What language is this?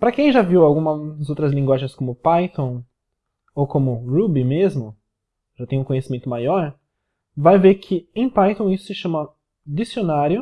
Portuguese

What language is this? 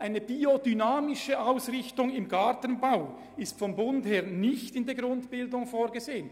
Swiss German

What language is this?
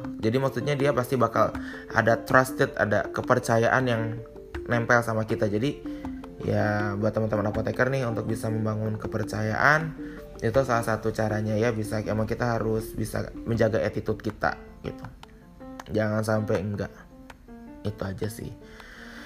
Indonesian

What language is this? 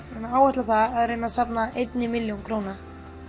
Icelandic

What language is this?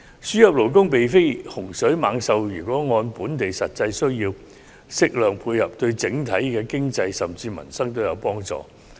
Cantonese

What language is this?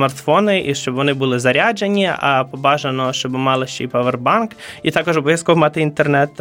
Ukrainian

